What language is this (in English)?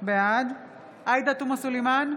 Hebrew